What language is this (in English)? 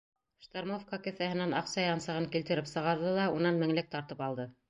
Bashkir